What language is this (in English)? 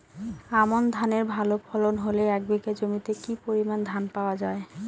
Bangla